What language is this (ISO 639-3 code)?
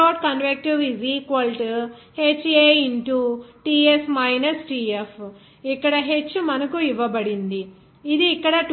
tel